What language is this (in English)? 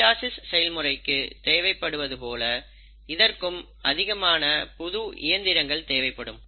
Tamil